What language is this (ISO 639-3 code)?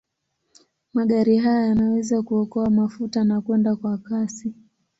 swa